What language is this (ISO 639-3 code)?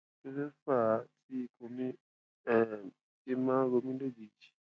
yor